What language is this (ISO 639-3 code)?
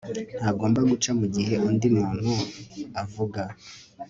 kin